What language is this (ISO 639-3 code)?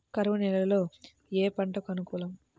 tel